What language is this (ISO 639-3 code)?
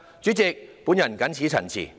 yue